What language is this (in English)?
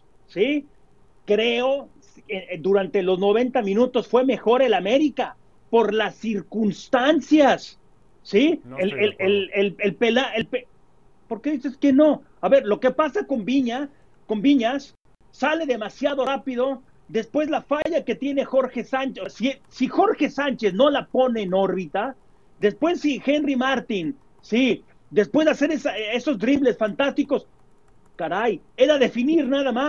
Spanish